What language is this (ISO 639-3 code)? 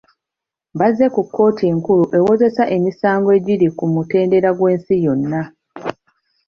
lug